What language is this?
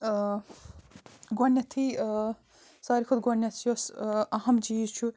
Kashmiri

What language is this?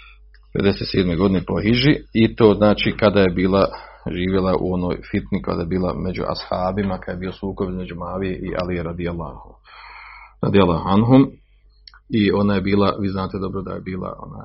Croatian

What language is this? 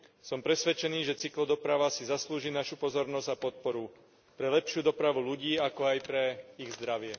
Slovak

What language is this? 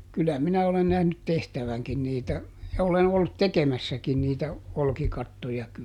Finnish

